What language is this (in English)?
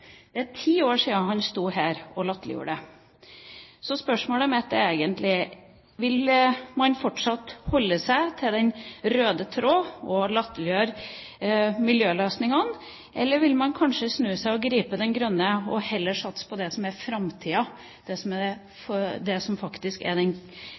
Norwegian Nynorsk